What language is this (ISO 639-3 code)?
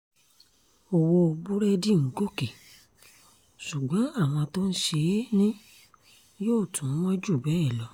yor